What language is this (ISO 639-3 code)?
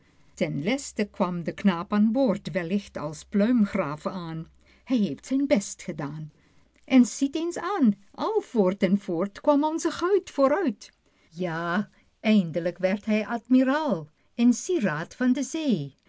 nld